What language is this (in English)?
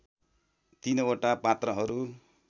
Nepali